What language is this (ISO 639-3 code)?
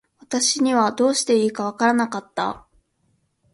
jpn